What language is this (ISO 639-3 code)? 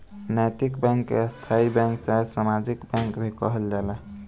bho